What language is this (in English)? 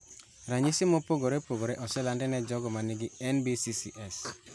Luo (Kenya and Tanzania)